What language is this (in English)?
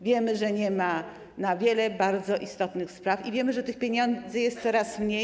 Polish